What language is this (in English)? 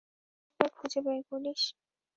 Bangla